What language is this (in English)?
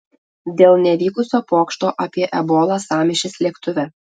Lithuanian